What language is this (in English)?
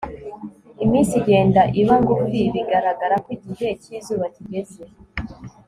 Kinyarwanda